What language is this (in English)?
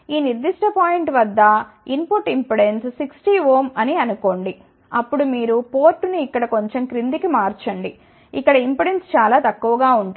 Telugu